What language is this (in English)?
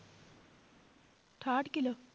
Punjabi